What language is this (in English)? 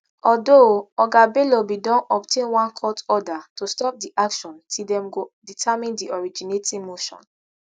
Nigerian Pidgin